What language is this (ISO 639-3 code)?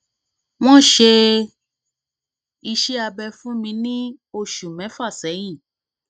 yor